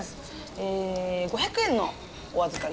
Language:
Japanese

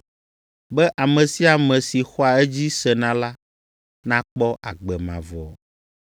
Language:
Ewe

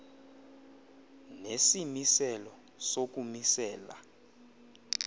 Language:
Xhosa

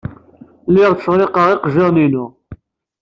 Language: Kabyle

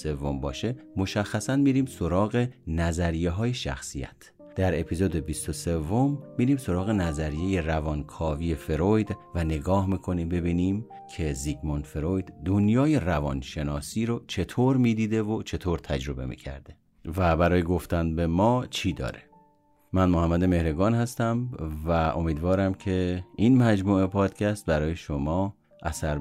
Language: Persian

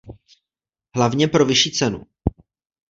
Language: Czech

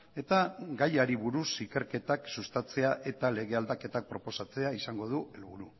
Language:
Basque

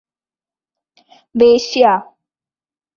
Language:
Malayalam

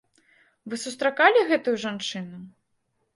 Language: Belarusian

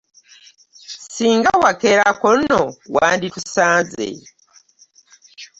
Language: Ganda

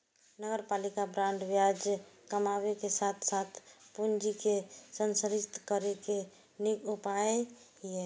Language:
Maithili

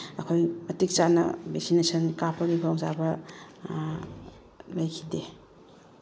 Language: Manipuri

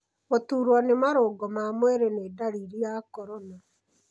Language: Kikuyu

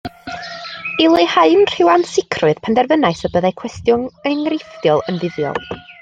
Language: Welsh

